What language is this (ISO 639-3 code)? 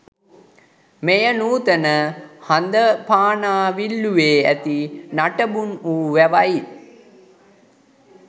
sin